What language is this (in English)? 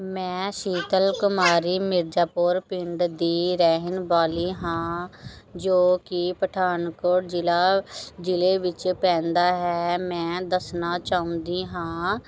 Punjabi